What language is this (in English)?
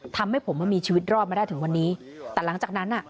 Thai